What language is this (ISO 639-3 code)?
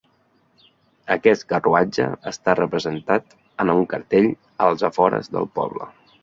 cat